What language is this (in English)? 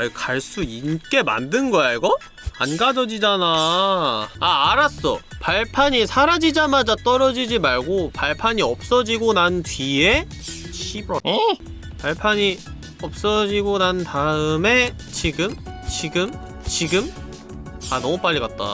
Korean